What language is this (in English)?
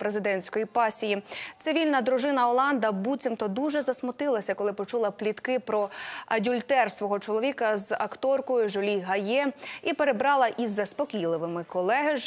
Ukrainian